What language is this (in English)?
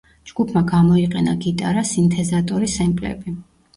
Georgian